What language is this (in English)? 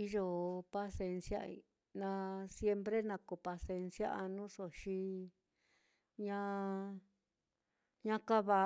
Mitlatongo Mixtec